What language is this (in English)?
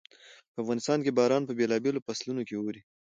Pashto